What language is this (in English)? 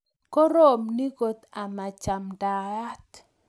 Kalenjin